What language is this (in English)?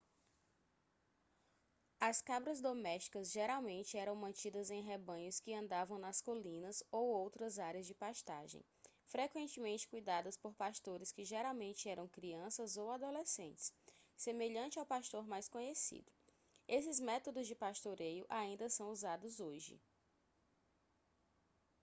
Portuguese